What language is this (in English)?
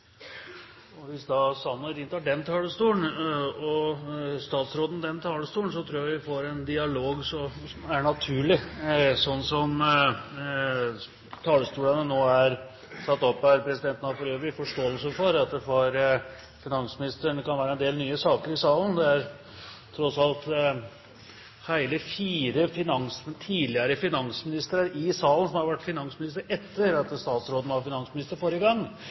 Norwegian Bokmål